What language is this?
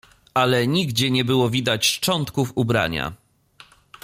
Polish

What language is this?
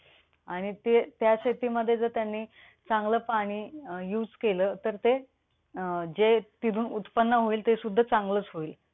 Marathi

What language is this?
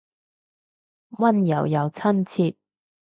Cantonese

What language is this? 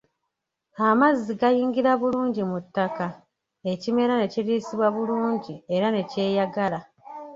Ganda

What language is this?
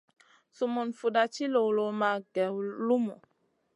Masana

